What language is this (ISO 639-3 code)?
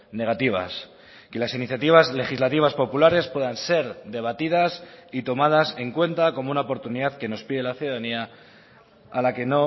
spa